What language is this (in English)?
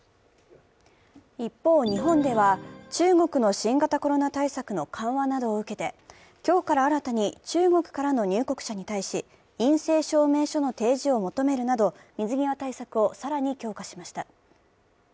Japanese